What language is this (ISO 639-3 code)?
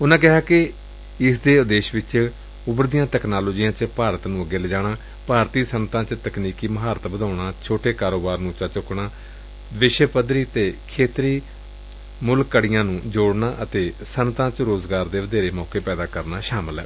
pan